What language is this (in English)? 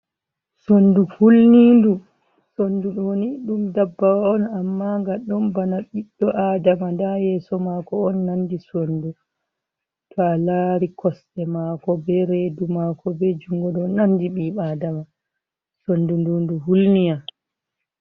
Fula